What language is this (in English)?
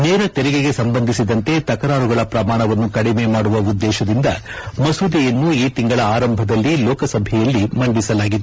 Kannada